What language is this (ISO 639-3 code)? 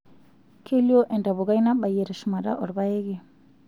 mas